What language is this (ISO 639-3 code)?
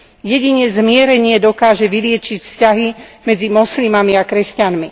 slk